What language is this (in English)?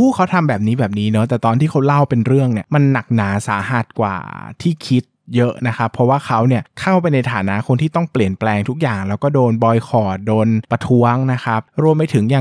Thai